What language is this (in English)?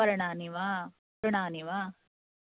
Sanskrit